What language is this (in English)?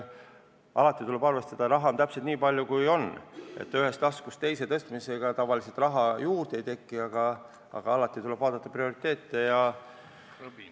Estonian